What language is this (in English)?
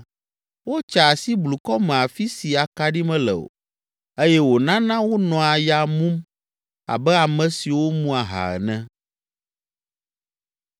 Ewe